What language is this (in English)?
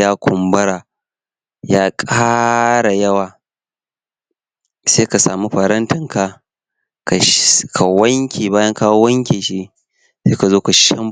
Hausa